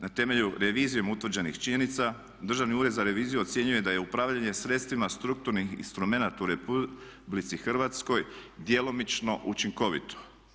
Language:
Croatian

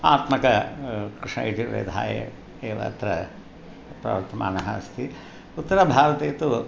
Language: Sanskrit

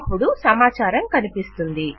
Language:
Telugu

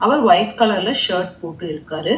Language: Tamil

